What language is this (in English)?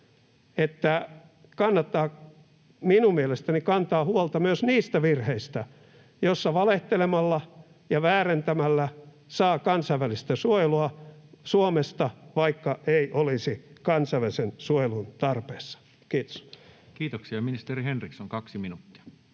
Finnish